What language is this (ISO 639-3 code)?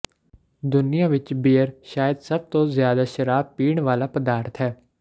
pan